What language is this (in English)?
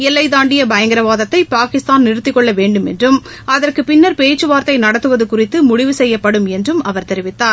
Tamil